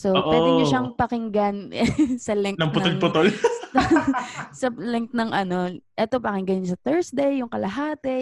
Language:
Filipino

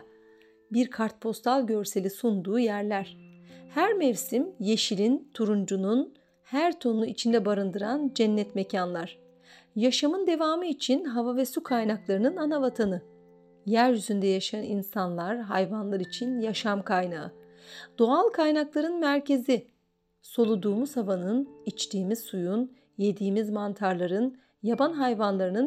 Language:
Turkish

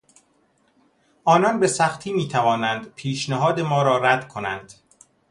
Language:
Persian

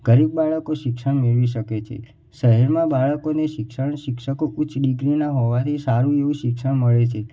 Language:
Gujarati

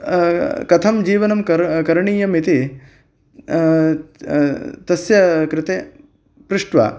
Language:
Sanskrit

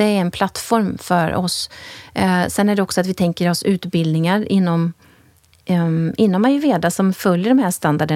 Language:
Swedish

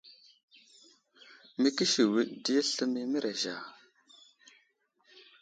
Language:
Wuzlam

